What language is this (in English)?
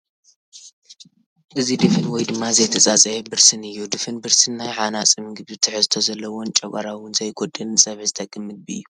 Tigrinya